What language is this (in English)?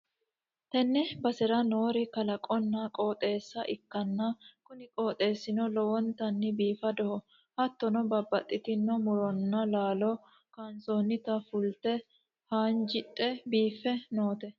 Sidamo